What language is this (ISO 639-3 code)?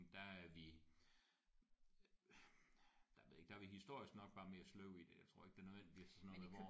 dan